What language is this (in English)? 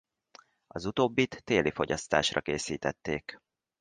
Hungarian